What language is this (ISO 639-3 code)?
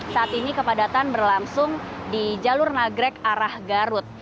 ind